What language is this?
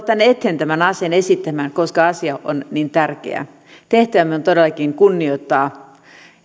Finnish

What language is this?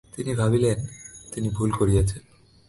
Bangla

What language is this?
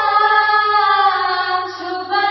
Bangla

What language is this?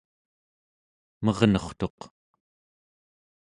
Central Yupik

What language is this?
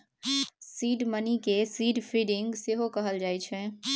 Maithili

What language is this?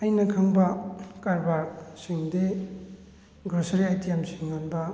Manipuri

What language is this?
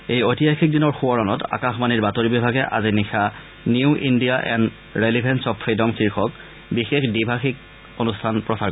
Assamese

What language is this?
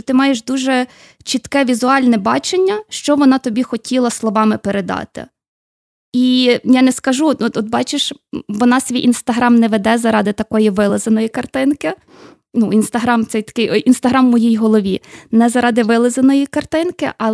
Ukrainian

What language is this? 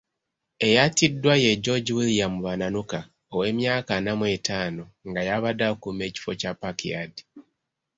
Ganda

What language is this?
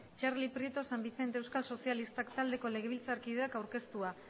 Basque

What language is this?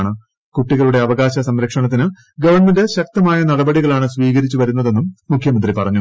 Malayalam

